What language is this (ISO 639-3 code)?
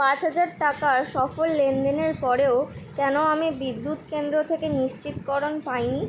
ben